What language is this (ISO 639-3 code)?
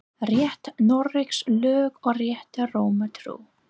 isl